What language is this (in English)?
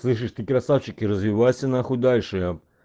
Russian